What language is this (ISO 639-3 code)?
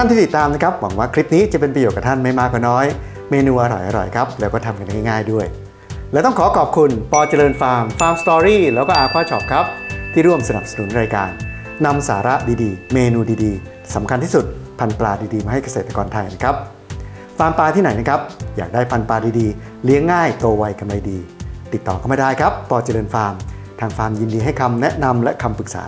tha